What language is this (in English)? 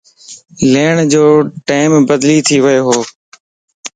Lasi